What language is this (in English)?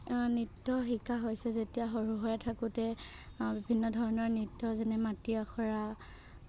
Assamese